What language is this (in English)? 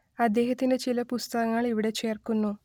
Malayalam